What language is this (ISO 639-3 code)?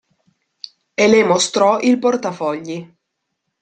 ita